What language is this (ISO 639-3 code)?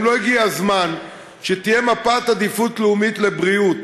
heb